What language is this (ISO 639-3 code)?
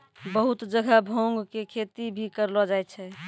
mai